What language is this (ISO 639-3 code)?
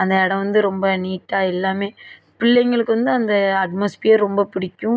tam